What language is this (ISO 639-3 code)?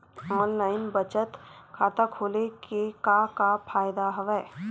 hne